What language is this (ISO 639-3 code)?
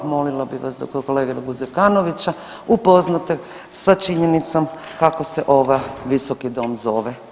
hrv